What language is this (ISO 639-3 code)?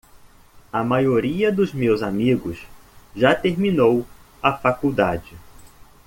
por